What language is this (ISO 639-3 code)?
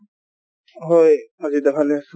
asm